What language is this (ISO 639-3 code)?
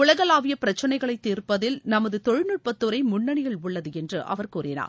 tam